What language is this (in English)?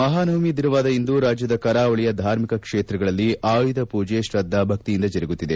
Kannada